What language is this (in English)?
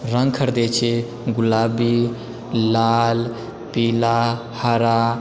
Maithili